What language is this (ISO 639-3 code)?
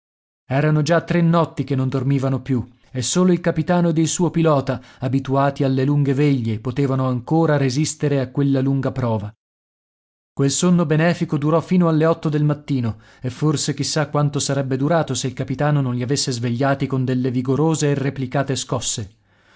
ita